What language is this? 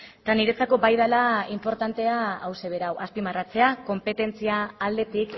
Basque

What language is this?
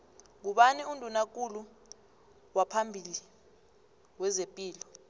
South Ndebele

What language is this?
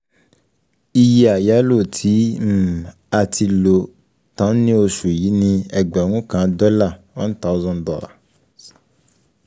Yoruba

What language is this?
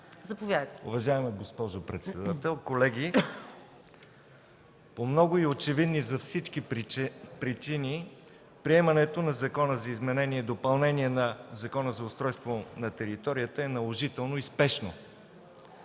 Bulgarian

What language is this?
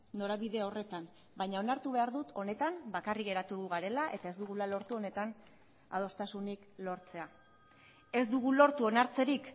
Basque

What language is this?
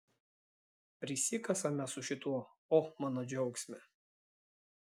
Lithuanian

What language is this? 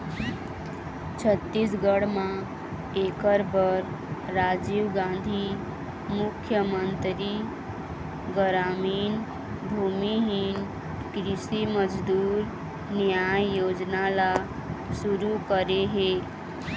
Chhattisgarhi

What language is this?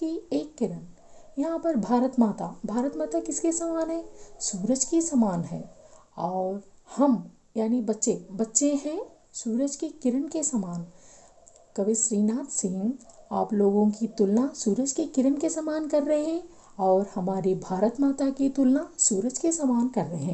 Hindi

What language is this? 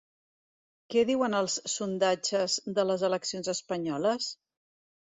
Catalan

